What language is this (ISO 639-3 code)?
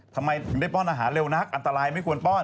tha